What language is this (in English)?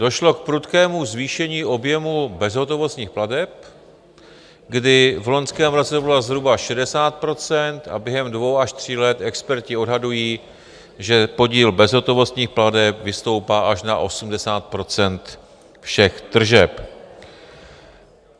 Czech